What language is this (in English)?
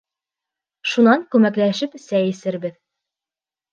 Bashkir